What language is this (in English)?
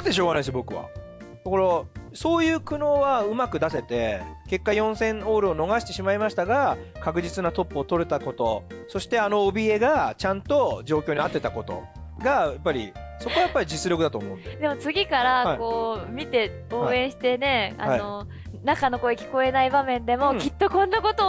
Japanese